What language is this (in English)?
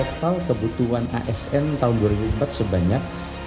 Indonesian